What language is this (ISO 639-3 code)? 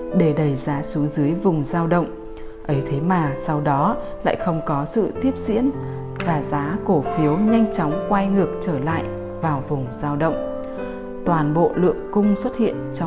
vie